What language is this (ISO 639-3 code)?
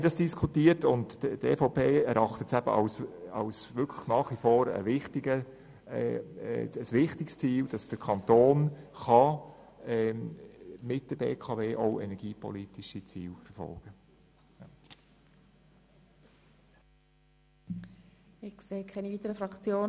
gsw